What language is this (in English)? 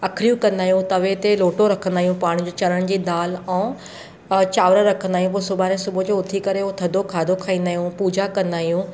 Sindhi